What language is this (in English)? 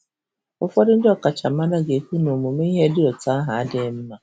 Igbo